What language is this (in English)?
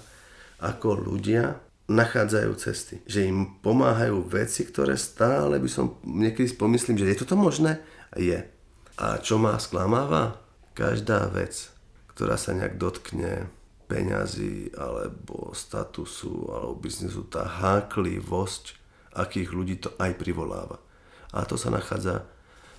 Slovak